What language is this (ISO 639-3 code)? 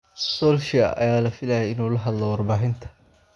som